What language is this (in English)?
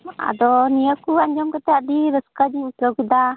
Santali